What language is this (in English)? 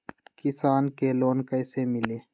Magahi